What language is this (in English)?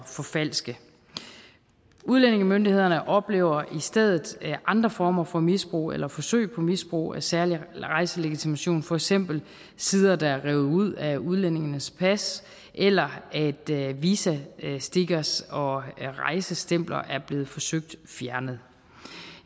Danish